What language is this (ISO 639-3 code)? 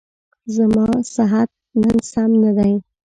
pus